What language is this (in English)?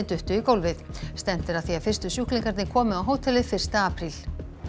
Icelandic